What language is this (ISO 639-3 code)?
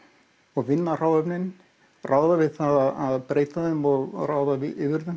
isl